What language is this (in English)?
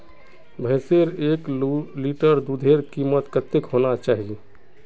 Magahi